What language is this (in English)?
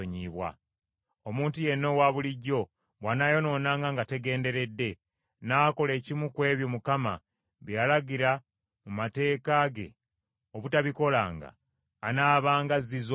Ganda